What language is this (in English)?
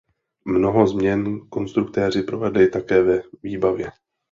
Czech